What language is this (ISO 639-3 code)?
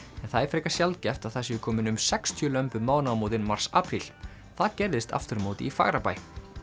isl